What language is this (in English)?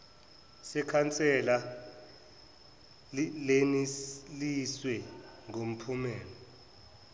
Zulu